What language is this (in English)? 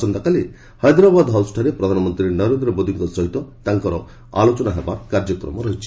Odia